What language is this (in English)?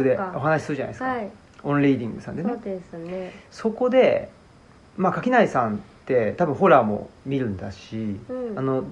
Japanese